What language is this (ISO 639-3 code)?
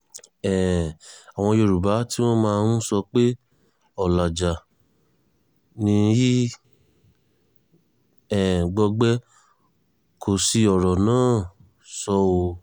yor